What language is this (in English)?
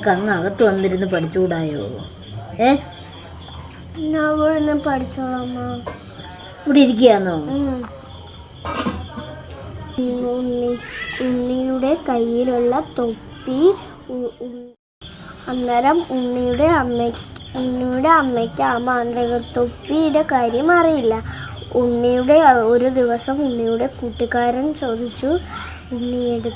Malayalam